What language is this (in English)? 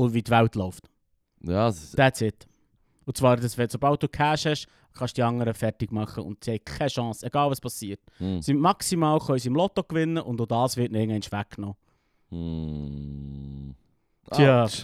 German